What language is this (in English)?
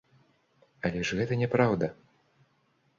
Belarusian